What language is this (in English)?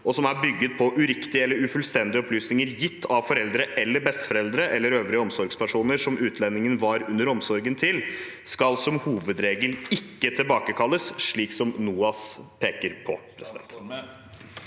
Norwegian